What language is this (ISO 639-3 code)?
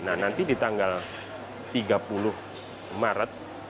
ind